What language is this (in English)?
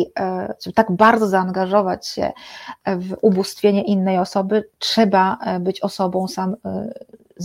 Polish